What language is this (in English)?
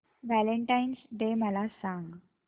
Marathi